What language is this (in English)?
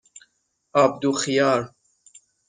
Persian